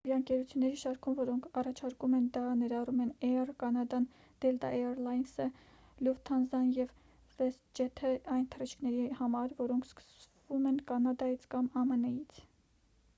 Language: Armenian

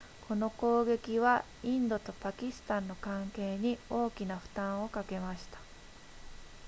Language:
Japanese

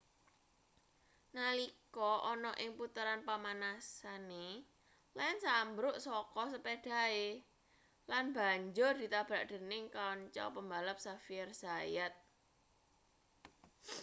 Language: Javanese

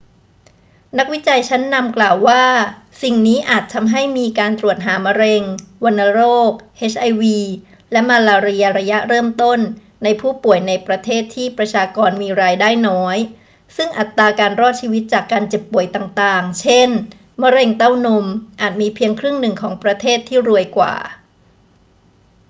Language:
Thai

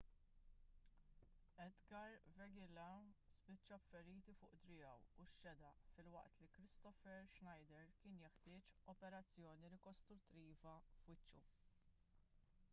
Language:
Maltese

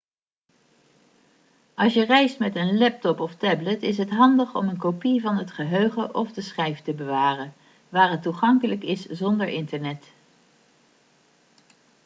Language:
Dutch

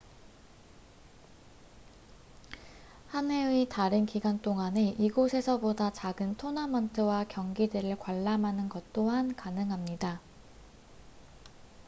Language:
Korean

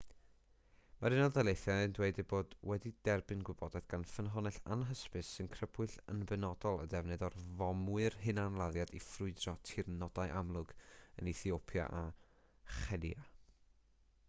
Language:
Welsh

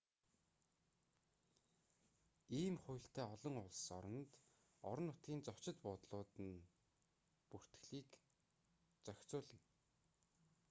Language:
Mongolian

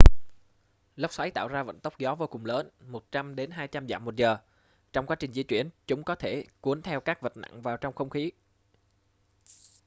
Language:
Vietnamese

